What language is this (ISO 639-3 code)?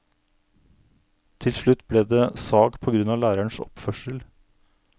nor